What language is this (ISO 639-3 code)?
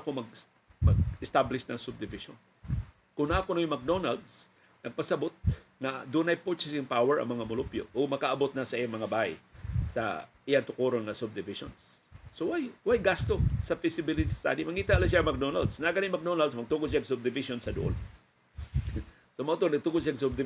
fil